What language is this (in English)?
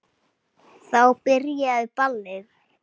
Icelandic